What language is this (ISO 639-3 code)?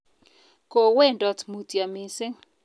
kln